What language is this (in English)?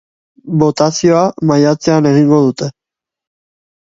Basque